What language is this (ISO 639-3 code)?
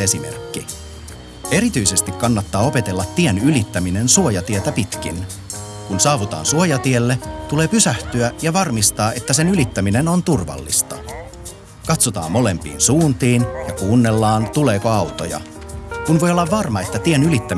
fin